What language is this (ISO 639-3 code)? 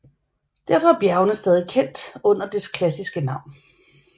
dan